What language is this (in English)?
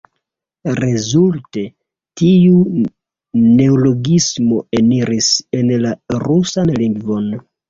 Esperanto